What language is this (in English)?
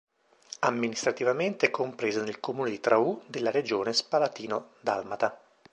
Italian